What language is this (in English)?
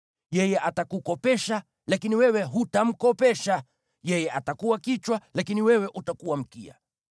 Swahili